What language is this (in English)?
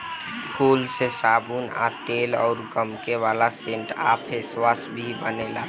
Bhojpuri